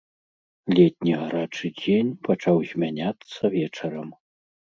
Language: Belarusian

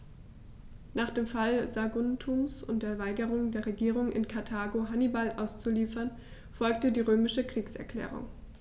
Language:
German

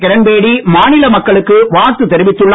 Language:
Tamil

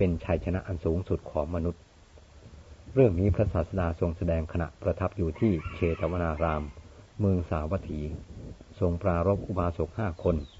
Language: Thai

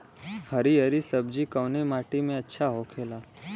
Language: Bhojpuri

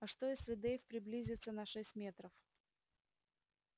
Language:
Russian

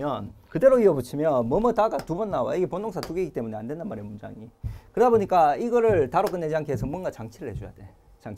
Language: Korean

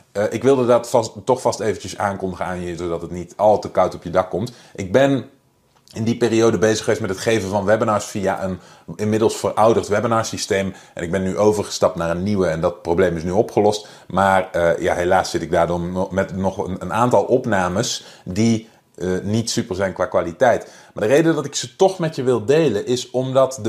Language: Dutch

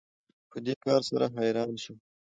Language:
Pashto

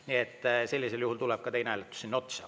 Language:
Estonian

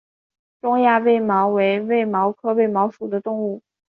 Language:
Chinese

